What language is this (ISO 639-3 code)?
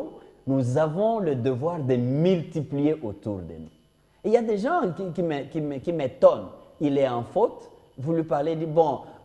fra